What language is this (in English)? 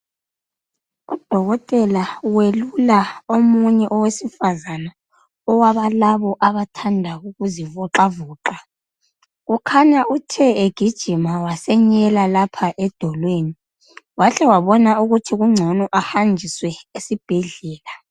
North Ndebele